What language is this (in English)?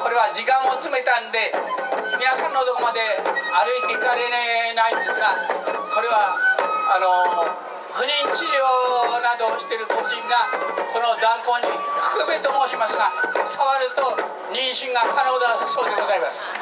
Japanese